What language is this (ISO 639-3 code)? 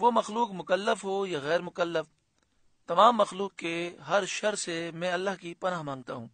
tur